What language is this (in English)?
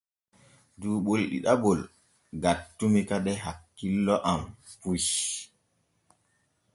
Borgu Fulfulde